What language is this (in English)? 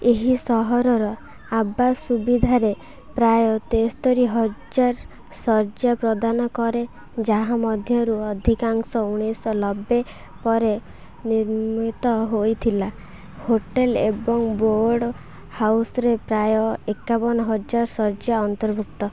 Odia